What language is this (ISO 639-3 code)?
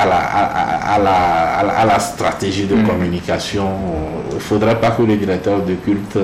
fra